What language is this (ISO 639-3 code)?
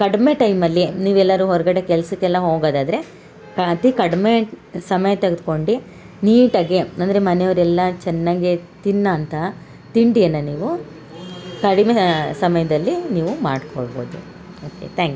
kan